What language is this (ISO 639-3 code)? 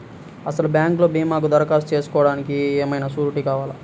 tel